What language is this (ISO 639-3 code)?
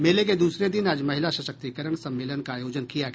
hin